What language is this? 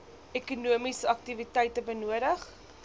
Afrikaans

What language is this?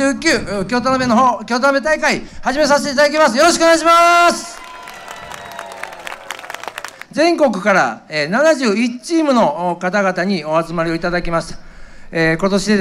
Japanese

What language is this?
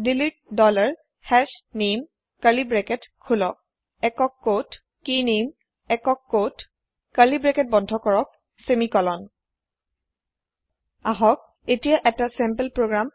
Assamese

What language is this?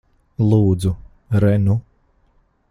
Latvian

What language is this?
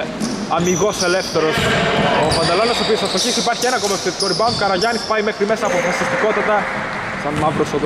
Greek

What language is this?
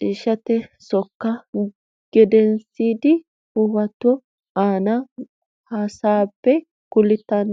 Sidamo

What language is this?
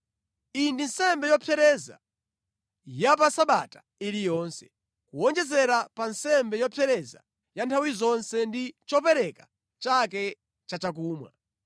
Nyanja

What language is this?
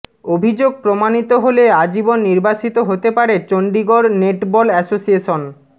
Bangla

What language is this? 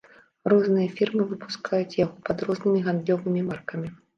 Belarusian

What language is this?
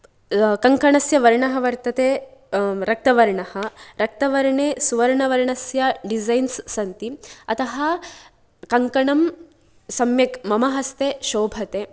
Sanskrit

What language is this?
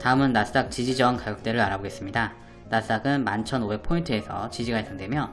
Korean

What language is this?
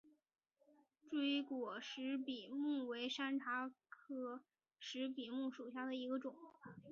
Chinese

